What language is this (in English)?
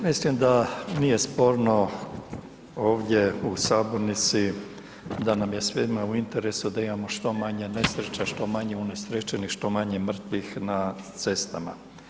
Croatian